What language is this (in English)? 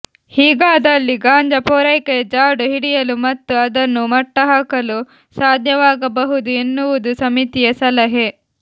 Kannada